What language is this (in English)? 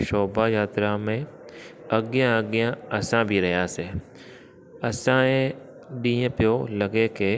Sindhi